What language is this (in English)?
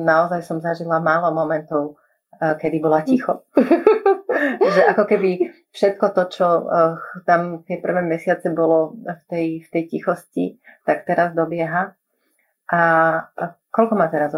Slovak